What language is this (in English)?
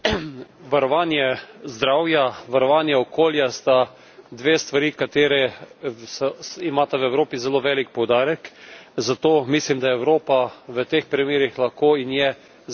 Slovenian